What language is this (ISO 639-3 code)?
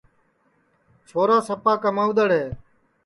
ssi